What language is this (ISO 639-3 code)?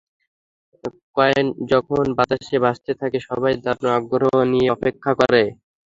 ben